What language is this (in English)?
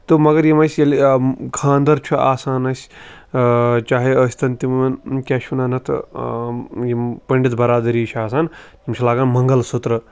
Kashmiri